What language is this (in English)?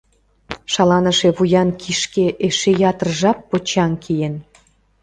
Mari